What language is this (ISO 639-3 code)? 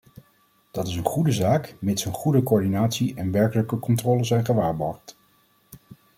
nld